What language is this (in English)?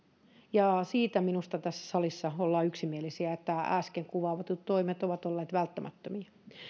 Finnish